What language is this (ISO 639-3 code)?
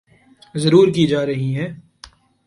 urd